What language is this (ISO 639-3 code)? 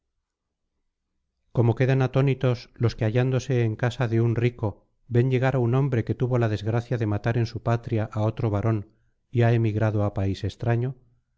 spa